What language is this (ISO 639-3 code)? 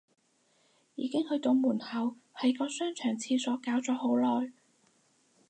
yue